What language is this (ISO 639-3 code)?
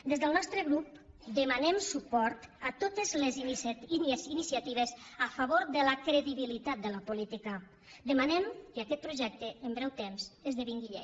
cat